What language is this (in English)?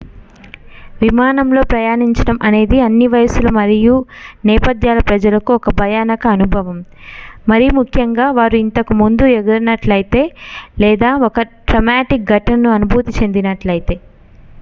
Telugu